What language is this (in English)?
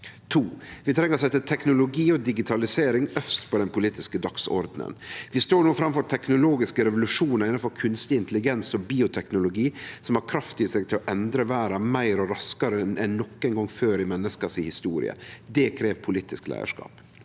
Norwegian